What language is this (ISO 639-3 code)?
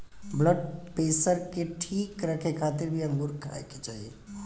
bho